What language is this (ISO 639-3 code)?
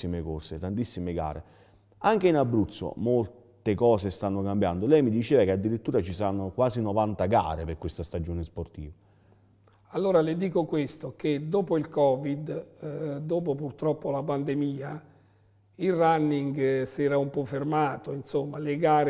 ita